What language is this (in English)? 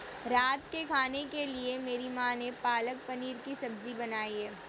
Hindi